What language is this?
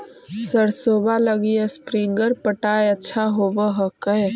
Magahi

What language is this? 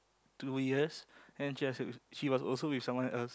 English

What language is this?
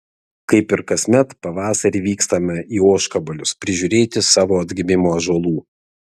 Lithuanian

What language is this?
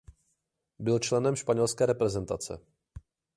Czech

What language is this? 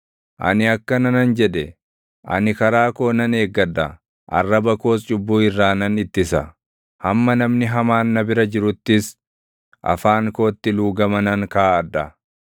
Oromo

